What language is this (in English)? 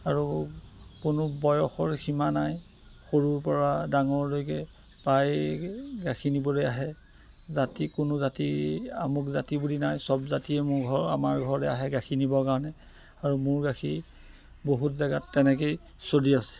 Assamese